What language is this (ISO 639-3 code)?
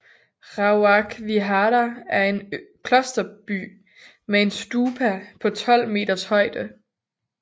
dan